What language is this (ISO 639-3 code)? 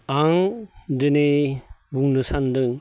brx